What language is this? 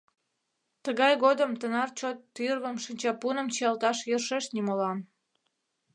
Mari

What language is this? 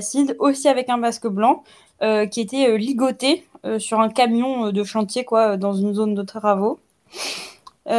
French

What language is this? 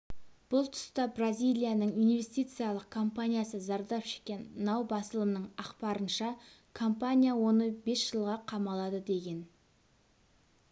Kazakh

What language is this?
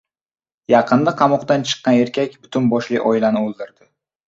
Uzbek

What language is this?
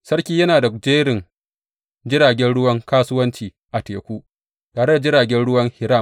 Hausa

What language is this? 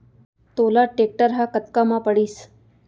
Chhattisgarhi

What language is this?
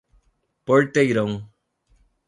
Portuguese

